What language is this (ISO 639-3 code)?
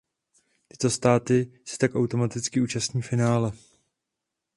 ces